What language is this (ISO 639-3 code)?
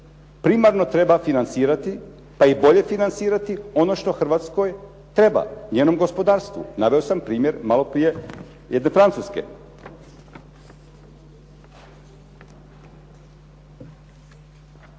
hrv